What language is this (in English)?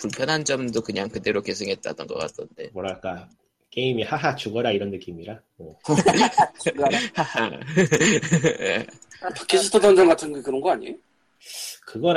Korean